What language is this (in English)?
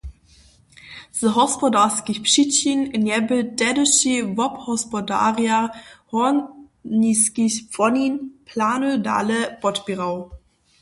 Upper Sorbian